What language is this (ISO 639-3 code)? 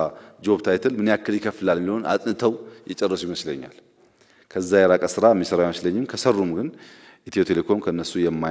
nld